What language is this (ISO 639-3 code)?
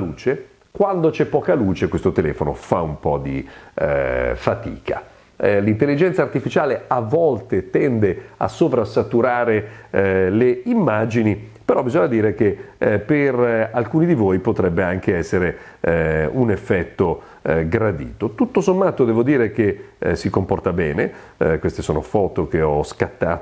ita